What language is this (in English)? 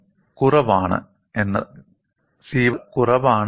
Malayalam